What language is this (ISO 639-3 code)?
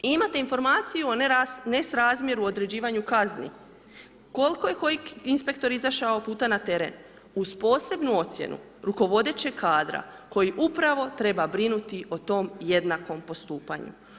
hrv